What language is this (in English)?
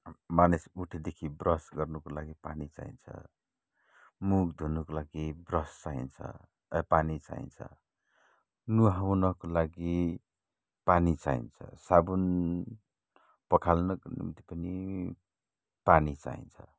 Nepali